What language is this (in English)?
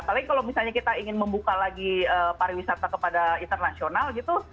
Indonesian